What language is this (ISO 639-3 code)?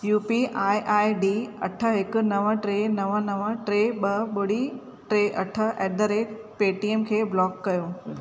snd